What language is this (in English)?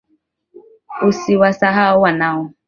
Swahili